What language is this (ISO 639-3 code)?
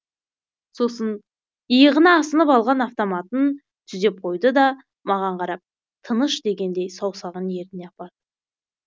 kaz